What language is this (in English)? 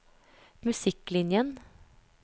Norwegian